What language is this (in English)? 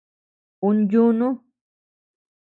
Tepeuxila Cuicatec